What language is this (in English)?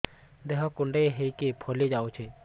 Odia